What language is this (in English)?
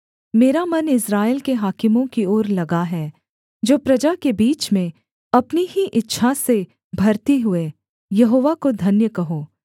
Hindi